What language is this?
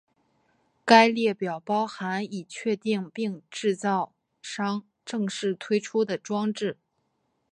Chinese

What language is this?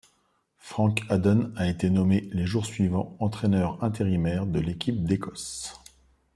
French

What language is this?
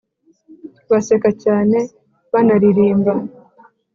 Kinyarwanda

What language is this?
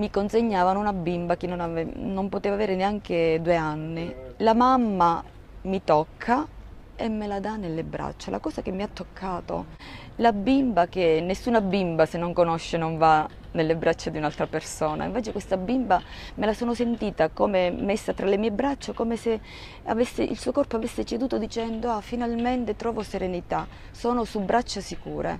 Italian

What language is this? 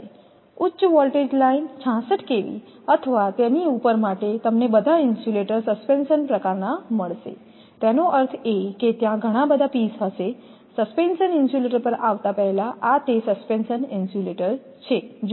Gujarati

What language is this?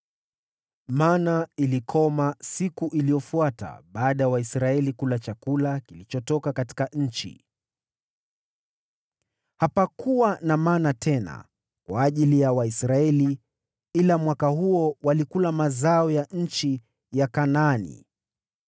Swahili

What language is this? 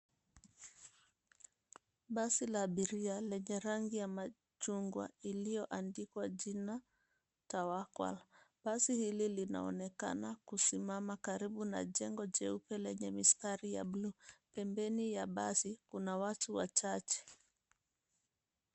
Swahili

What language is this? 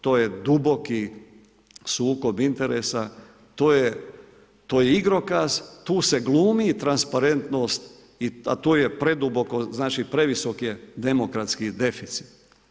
Croatian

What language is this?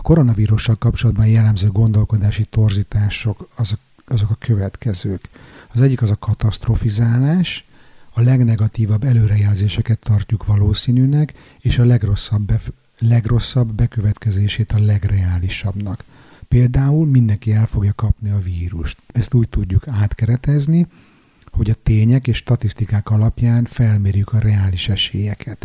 Hungarian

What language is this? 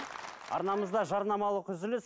Kazakh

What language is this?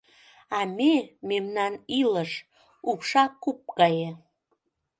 Mari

